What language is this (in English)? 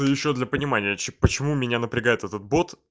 Russian